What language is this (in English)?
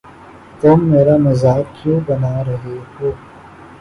Urdu